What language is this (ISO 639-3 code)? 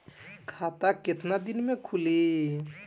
bho